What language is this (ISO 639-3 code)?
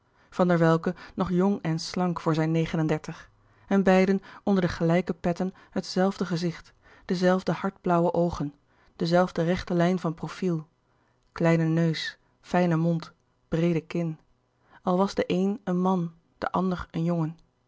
nld